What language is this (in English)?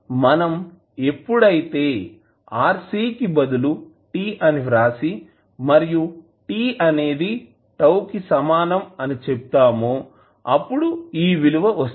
Telugu